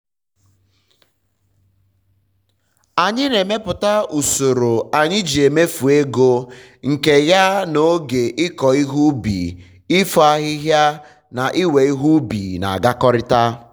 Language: Igbo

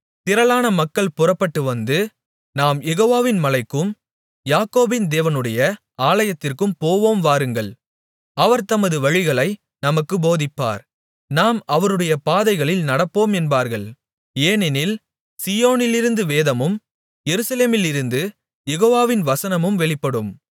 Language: Tamil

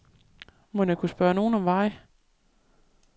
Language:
Danish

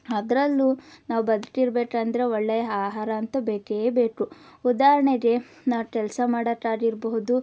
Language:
Kannada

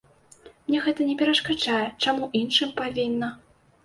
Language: Belarusian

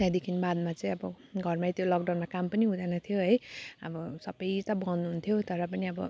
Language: Nepali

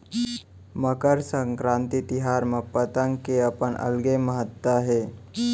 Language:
Chhattisgarhi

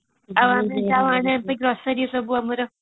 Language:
Odia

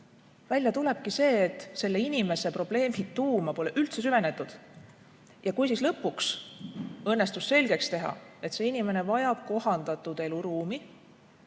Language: Estonian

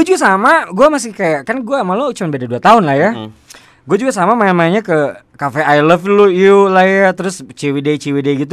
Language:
Indonesian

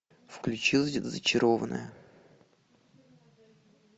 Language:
Russian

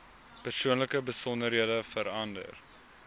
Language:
Afrikaans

